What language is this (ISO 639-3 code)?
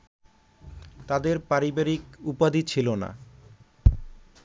ben